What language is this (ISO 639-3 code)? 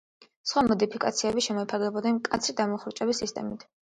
kat